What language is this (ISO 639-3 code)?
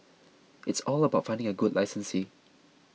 eng